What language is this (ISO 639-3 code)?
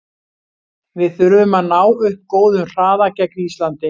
isl